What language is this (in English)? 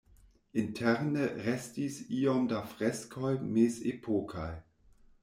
Esperanto